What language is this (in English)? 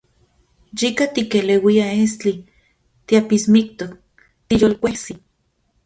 Central Puebla Nahuatl